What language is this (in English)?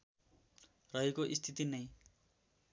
Nepali